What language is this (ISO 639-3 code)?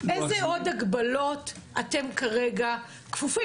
heb